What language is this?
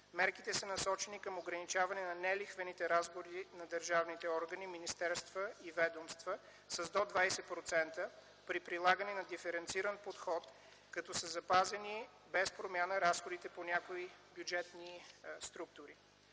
Bulgarian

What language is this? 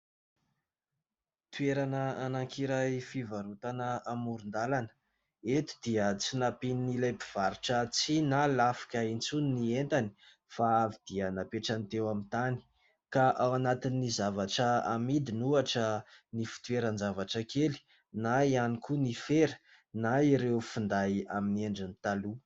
Malagasy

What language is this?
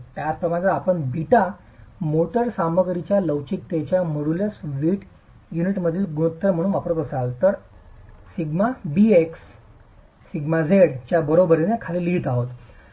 Marathi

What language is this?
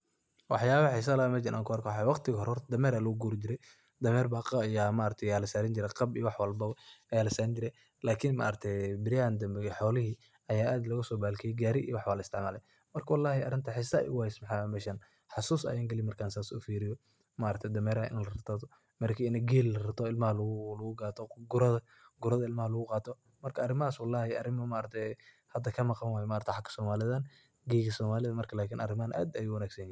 Somali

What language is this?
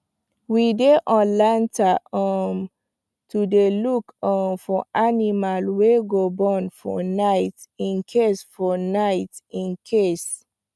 Nigerian Pidgin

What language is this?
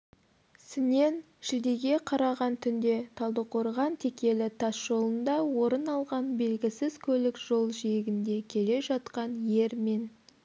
Kazakh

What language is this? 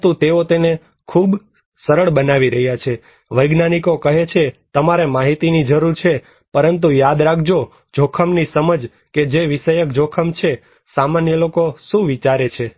Gujarati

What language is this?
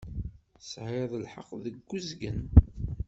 Kabyle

